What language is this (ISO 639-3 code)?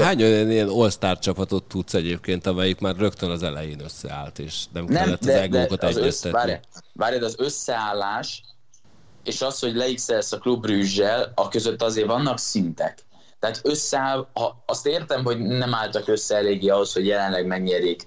hun